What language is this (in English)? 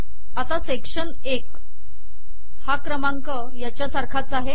Marathi